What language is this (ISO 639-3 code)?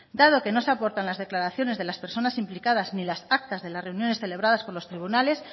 spa